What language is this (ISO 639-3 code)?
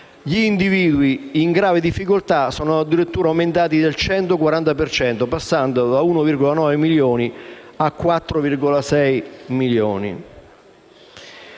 ita